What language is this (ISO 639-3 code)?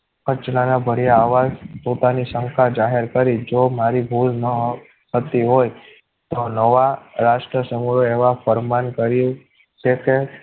guj